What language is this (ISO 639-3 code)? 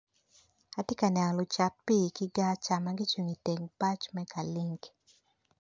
ach